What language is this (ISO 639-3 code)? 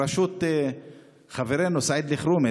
heb